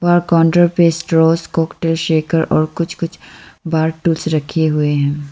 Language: Hindi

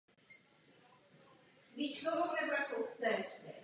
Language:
Czech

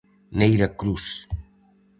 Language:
Galician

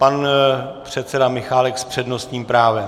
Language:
Czech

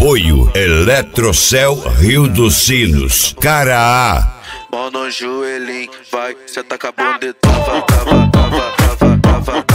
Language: Portuguese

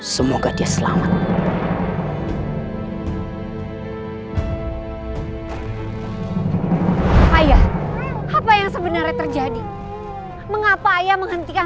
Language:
Indonesian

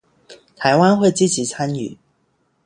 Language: Chinese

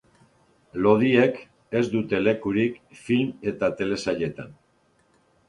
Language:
Basque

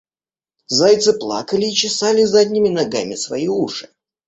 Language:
Russian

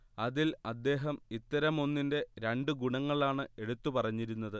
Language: Malayalam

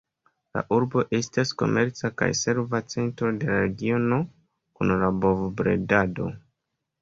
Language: Esperanto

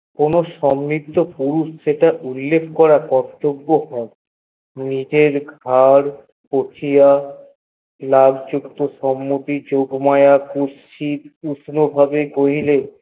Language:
Bangla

